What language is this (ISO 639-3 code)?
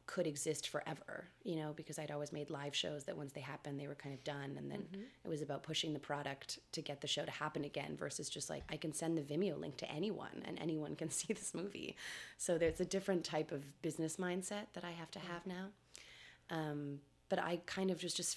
eng